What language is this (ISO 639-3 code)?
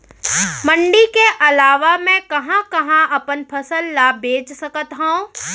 hne